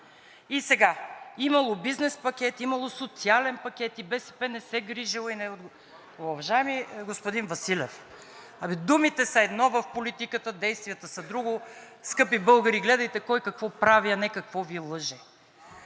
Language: Bulgarian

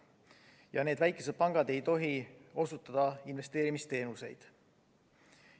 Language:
Estonian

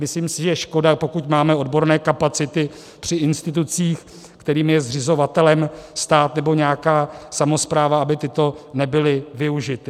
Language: Czech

